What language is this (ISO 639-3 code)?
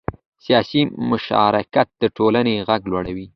pus